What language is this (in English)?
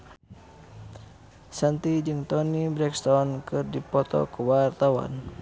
Sundanese